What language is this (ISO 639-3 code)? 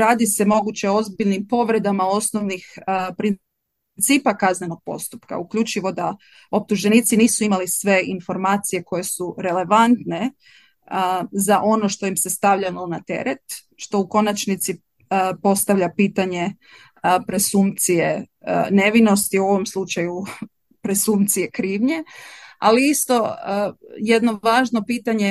hrv